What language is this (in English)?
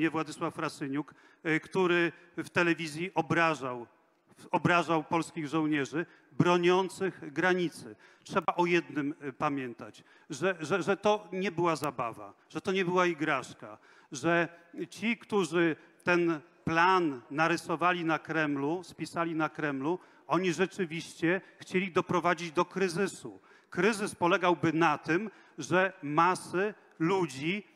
Polish